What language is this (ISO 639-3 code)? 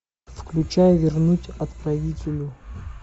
rus